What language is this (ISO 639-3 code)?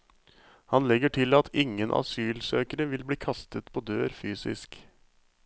nor